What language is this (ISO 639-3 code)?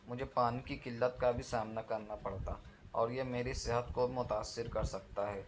urd